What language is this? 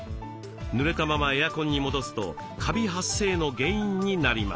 Japanese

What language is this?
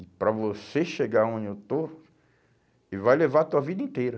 Portuguese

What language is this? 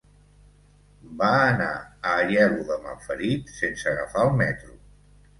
Catalan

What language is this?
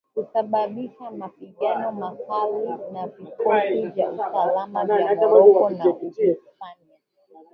Swahili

